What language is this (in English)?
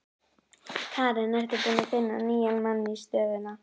Icelandic